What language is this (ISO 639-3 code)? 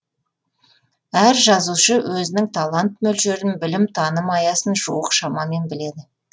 kaz